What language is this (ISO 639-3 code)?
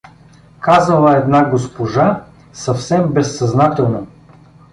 bul